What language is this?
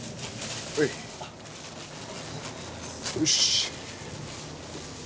Japanese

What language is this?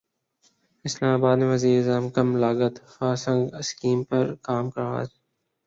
Urdu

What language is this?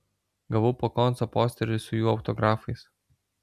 Lithuanian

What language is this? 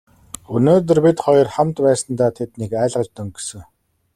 Mongolian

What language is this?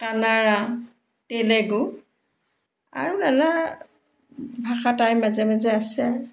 Assamese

